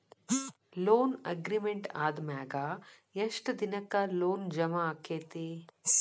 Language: Kannada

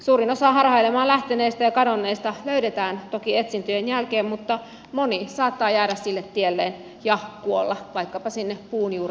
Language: Finnish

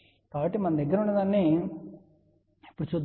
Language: Telugu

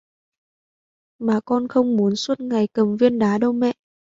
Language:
Vietnamese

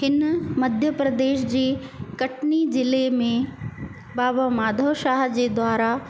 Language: Sindhi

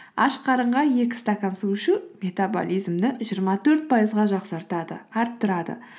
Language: Kazakh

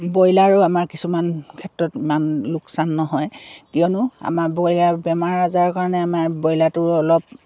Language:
Assamese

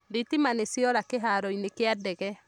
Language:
Kikuyu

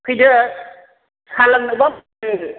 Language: Bodo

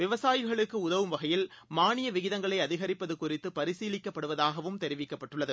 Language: Tamil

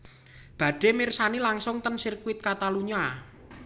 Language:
Javanese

